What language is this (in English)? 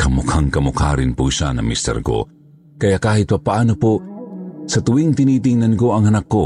Filipino